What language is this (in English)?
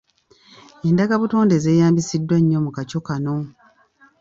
Ganda